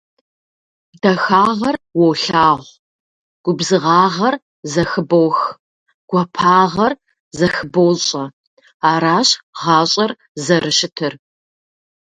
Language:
Kabardian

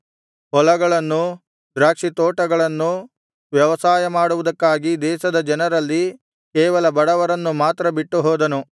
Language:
Kannada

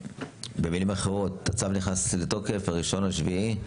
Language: Hebrew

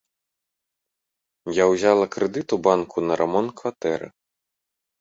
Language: Belarusian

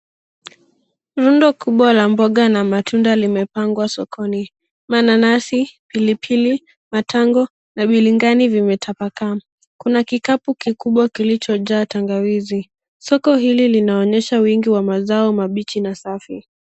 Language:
Swahili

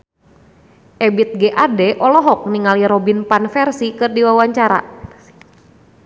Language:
Sundanese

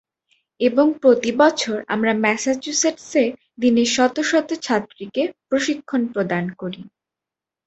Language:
Bangla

